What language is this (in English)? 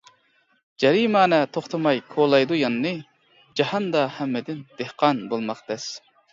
Uyghur